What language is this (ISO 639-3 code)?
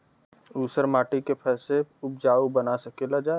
bho